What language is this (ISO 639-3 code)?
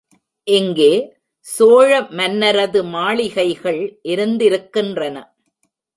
tam